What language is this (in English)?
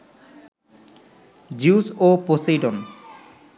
Bangla